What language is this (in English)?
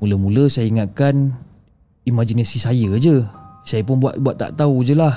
Malay